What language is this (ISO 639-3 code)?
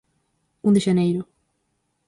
glg